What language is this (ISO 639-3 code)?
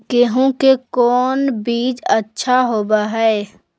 mag